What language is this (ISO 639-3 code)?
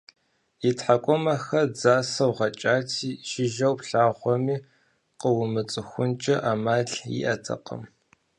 kbd